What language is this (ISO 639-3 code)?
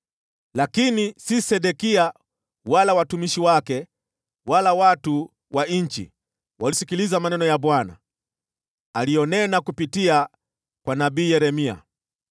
swa